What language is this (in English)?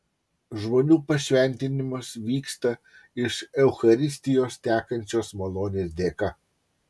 Lithuanian